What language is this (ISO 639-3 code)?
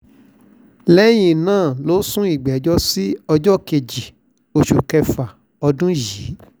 yor